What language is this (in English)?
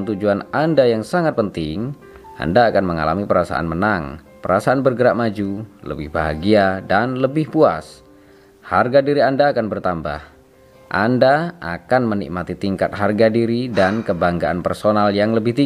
Indonesian